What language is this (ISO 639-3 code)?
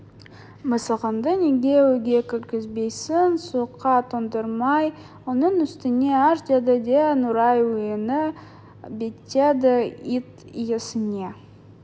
kaz